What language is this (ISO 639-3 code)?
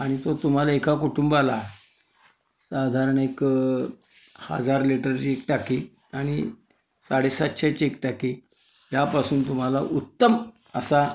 mar